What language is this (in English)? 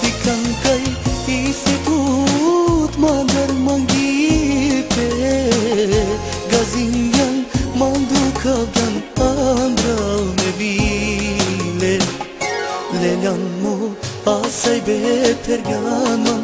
Arabic